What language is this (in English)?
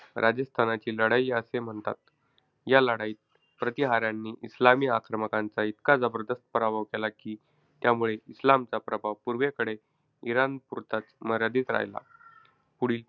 Marathi